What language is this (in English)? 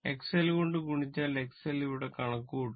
Malayalam